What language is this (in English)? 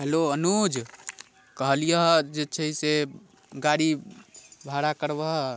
Maithili